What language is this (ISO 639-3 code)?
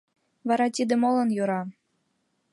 chm